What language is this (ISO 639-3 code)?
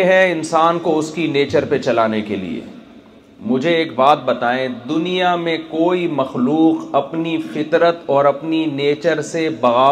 urd